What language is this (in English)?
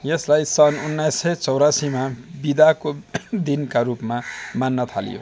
Nepali